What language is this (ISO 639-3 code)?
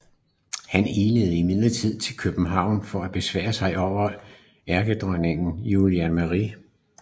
dan